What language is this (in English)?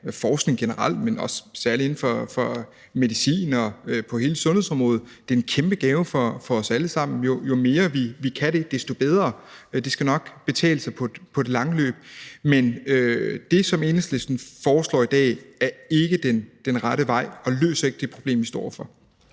Danish